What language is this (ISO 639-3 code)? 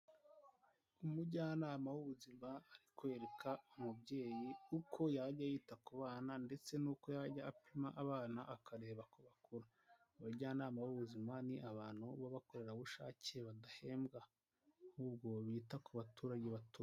kin